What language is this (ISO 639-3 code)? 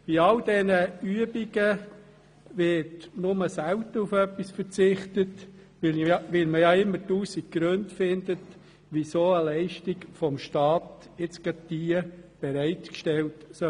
gsw